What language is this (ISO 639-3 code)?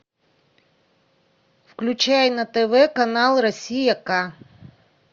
rus